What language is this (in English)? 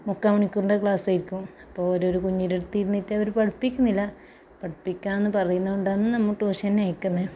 Malayalam